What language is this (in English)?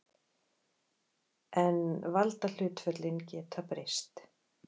Icelandic